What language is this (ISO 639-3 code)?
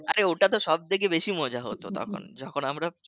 ben